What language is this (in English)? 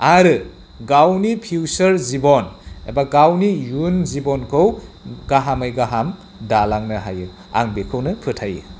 Bodo